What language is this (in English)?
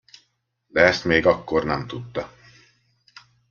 Hungarian